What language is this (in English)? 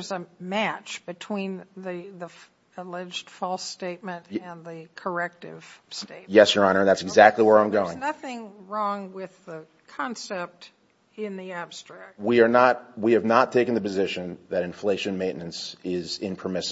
English